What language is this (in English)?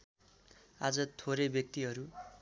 Nepali